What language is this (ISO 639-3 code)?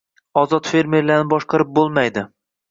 uzb